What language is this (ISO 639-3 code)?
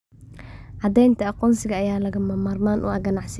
som